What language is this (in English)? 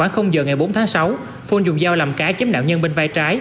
Vietnamese